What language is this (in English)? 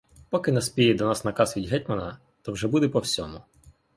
Ukrainian